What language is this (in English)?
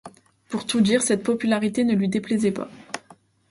French